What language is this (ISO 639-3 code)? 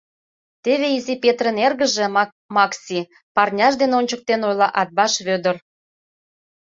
chm